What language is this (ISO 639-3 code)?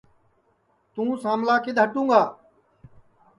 ssi